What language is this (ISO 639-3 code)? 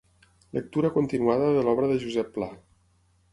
cat